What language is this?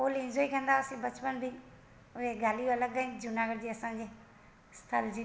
Sindhi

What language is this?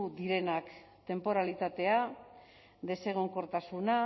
Basque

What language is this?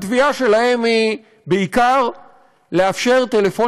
Hebrew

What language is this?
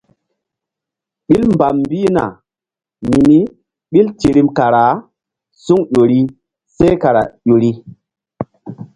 Mbum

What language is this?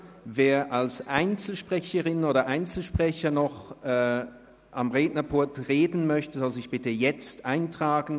Swiss German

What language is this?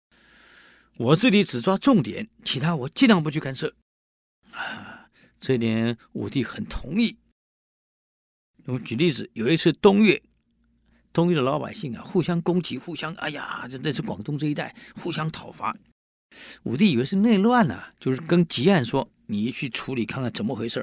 Chinese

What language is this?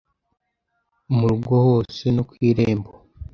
Kinyarwanda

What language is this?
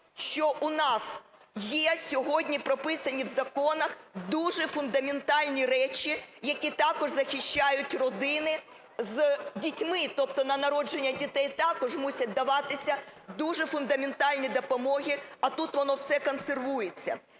Ukrainian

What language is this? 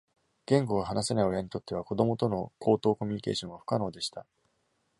Japanese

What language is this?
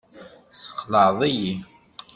Kabyle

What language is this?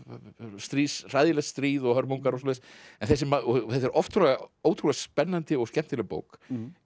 Icelandic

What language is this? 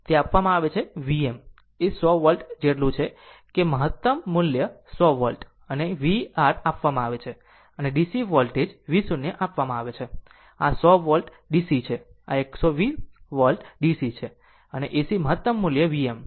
Gujarati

